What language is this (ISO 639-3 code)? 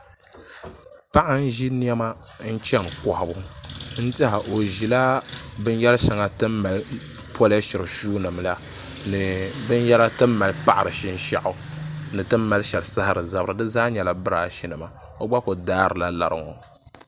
dag